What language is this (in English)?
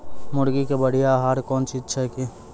Maithili